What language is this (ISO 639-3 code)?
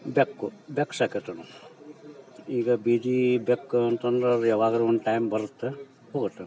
kan